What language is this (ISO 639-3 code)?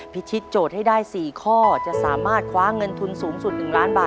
tha